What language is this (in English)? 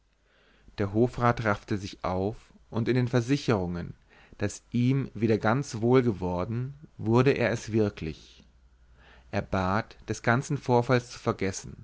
German